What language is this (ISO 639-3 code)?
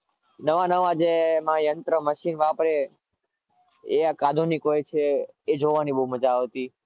guj